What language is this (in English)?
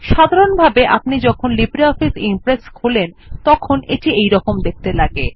Bangla